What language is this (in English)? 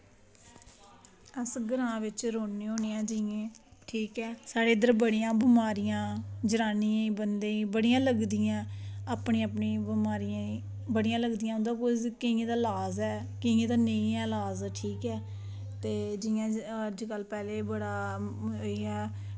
Dogri